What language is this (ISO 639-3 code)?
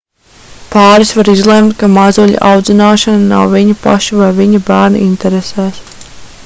lav